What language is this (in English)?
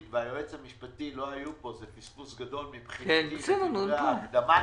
Hebrew